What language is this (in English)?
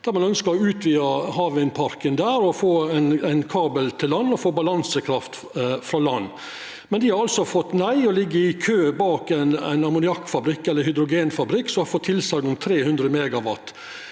Norwegian